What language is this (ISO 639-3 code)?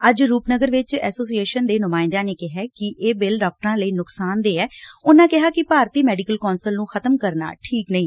pan